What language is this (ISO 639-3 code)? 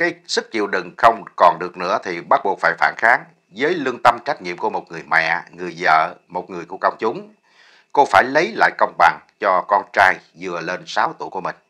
vie